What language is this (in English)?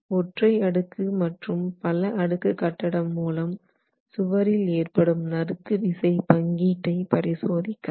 Tamil